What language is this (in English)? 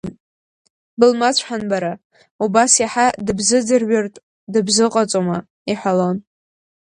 Abkhazian